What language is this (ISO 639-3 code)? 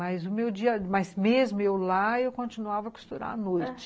por